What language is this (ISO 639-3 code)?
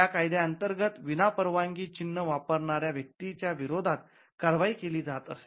mar